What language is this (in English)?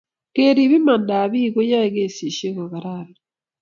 Kalenjin